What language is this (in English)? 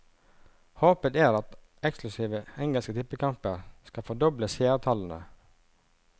Norwegian